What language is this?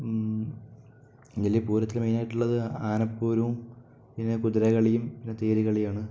Malayalam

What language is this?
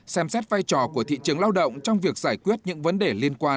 Vietnamese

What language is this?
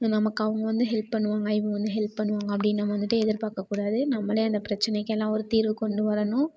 Tamil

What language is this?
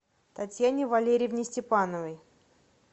Russian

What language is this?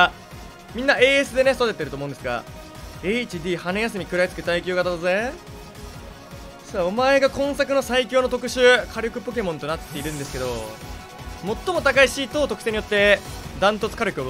Japanese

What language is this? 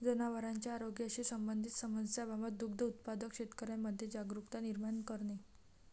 Marathi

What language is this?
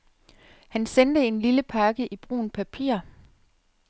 Danish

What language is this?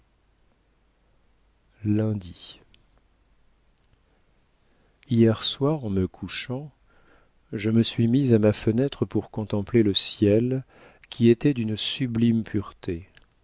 French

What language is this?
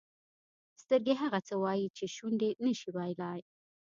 Pashto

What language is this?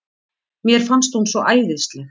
Icelandic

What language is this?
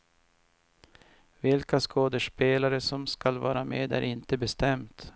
Swedish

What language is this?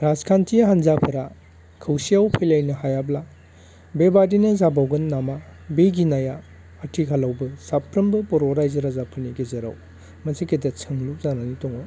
Bodo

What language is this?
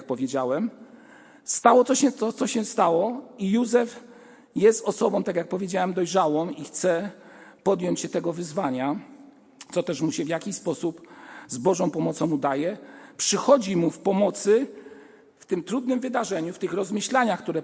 Polish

